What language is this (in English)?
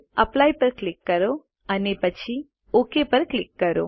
Gujarati